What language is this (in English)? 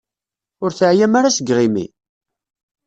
Kabyle